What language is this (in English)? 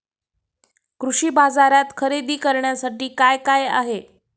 Marathi